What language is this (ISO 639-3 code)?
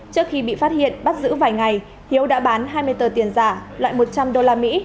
vie